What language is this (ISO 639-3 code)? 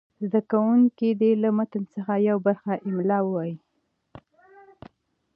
pus